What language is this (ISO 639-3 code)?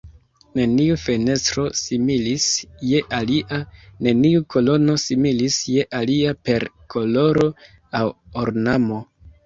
epo